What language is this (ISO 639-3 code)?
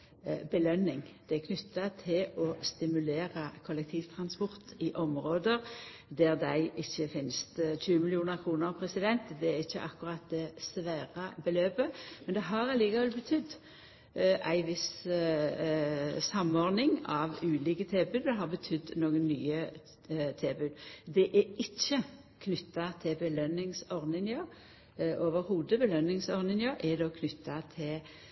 nno